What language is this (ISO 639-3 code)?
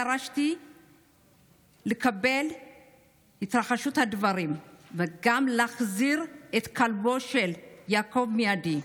heb